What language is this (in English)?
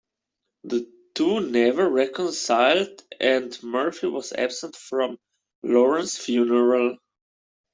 English